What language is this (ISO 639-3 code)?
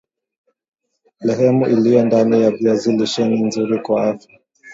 swa